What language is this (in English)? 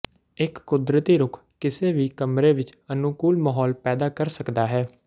Punjabi